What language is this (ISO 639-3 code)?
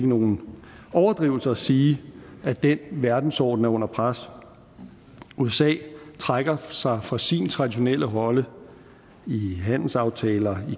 dan